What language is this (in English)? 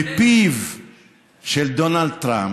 Hebrew